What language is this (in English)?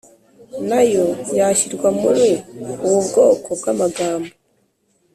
Kinyarwanda